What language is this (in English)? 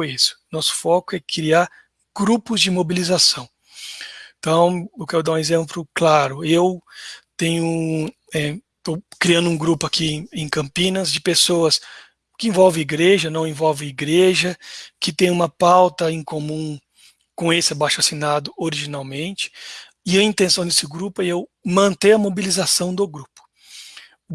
Portuguese